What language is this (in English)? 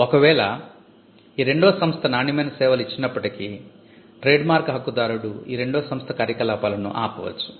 Telugu